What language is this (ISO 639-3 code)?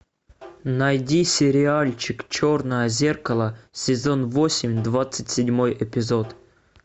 rus